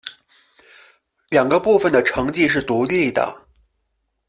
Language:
Chinese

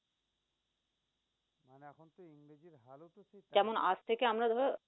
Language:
Bangla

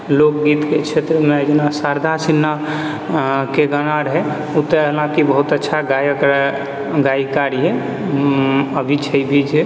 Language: Maithili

